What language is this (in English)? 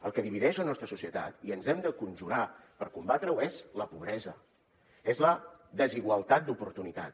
Catalan